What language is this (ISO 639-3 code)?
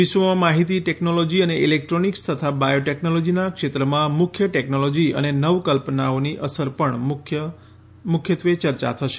guj